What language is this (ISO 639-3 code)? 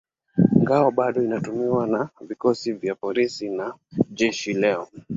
swa